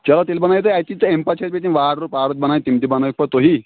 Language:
Kashmiri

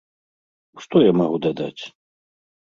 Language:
Belarusian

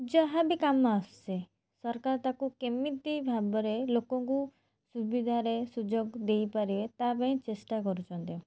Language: Odia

